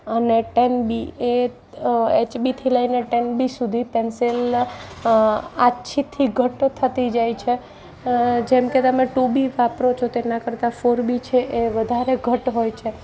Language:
Gujarati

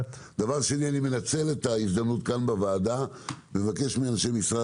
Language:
Hebrew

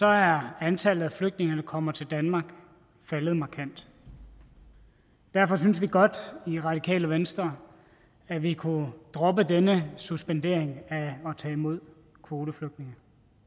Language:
Danish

